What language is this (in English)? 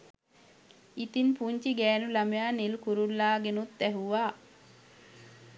Sinhala